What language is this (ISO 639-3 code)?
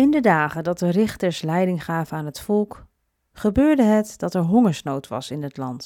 nld